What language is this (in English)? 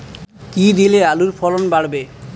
Bangla